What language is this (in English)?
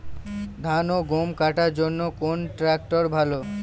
Bangla